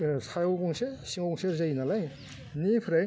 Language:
Bodo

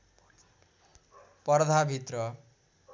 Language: Nepali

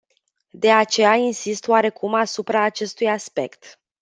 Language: Romanian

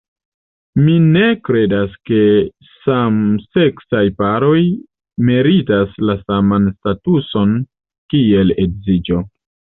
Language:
Esperanto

